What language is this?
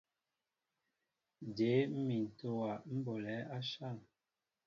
Mbo (Cameroon)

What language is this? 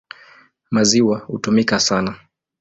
Swahili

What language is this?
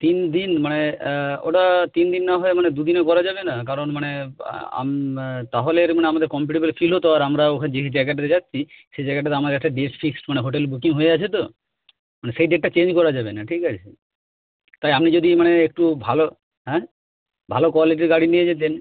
Bangla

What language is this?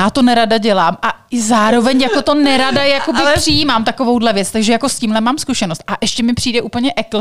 Czech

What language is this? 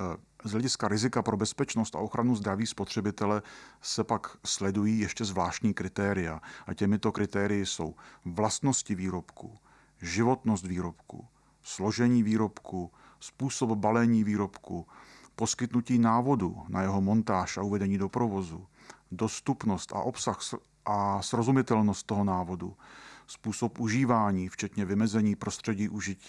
Czech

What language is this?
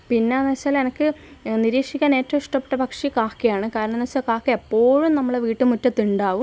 Malayalam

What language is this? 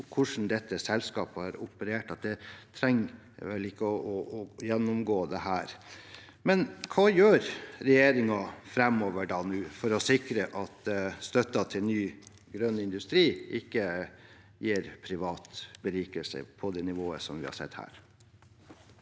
Norwegian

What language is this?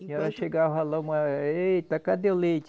Portuguese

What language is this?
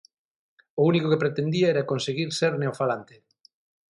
Galician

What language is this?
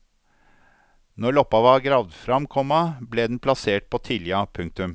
Norwegian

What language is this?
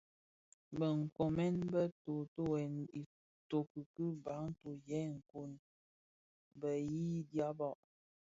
Bafia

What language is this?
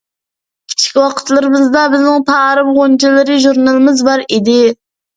Uyghur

